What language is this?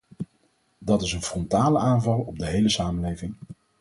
Dutch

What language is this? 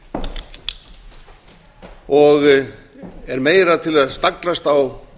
Icelandic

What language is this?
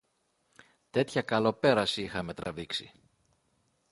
Greek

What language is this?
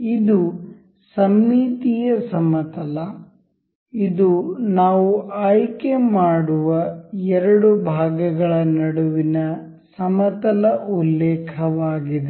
Kannada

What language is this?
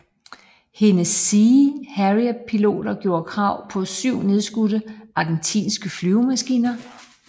Danish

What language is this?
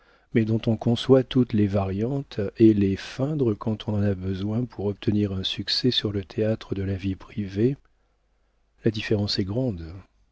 French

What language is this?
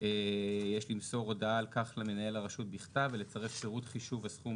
Hebrew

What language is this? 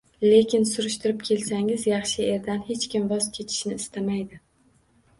Uzbek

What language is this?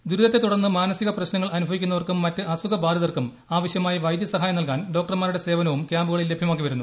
Malayalam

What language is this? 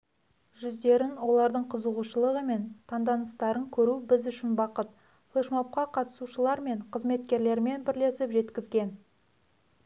Kazakh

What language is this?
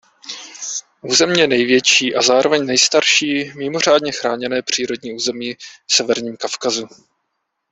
Czech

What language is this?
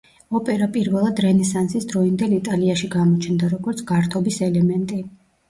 Georgian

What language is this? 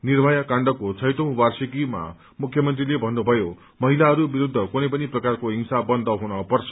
Nepali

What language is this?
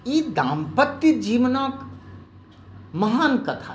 Maithili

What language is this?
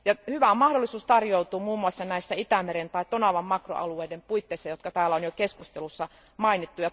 Finnish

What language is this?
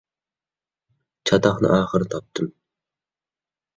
Uyghur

